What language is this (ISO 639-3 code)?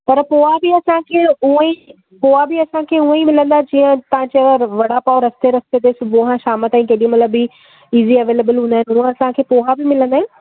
snd